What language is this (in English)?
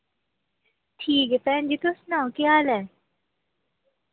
Dogri